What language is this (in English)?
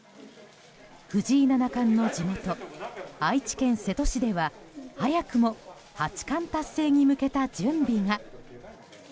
Japanese